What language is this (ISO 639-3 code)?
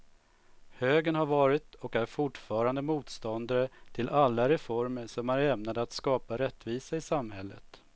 swe